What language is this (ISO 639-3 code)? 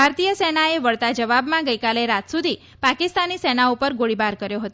guj